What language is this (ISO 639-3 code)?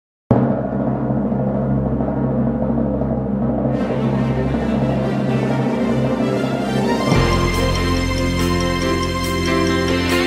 tha